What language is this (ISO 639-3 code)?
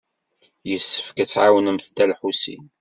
kab